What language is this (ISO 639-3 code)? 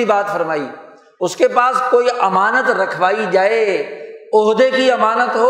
urd